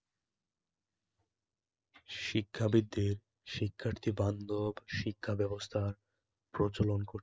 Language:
Bangla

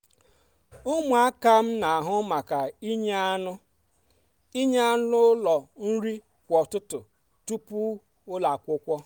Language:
Igbo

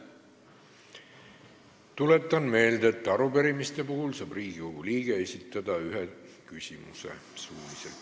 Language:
Estonian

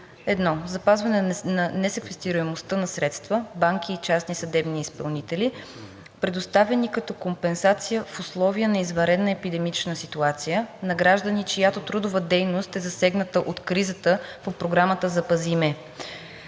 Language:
Bulgarian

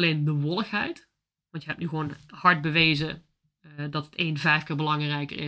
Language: Dutch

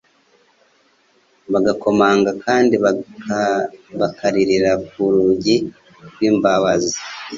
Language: Kinyarwanda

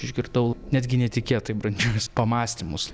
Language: Lithuanian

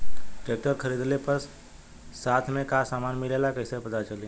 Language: Bhojpuri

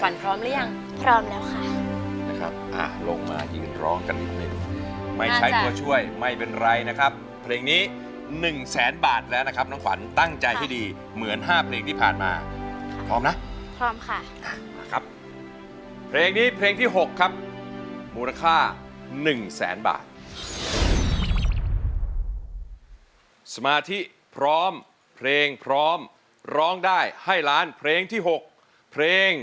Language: Thai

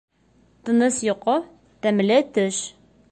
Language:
Bashkir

